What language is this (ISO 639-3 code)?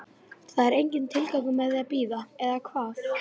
isl